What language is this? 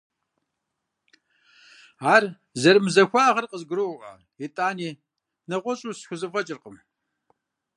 Kabardian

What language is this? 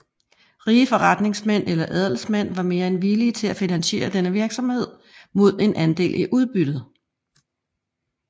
Danish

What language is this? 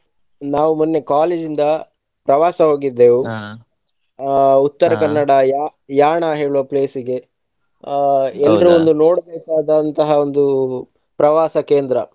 Kannada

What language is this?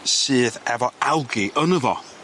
Welsh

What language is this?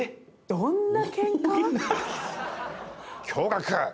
Japanese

